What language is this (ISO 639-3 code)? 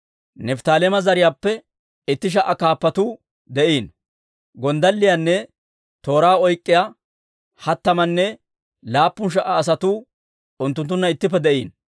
dwr